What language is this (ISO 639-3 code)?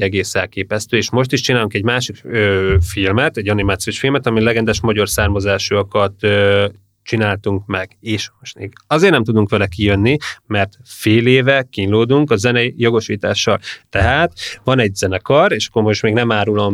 hun